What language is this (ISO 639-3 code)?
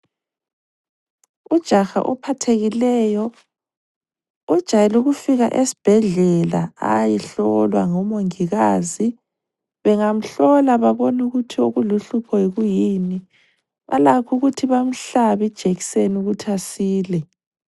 nde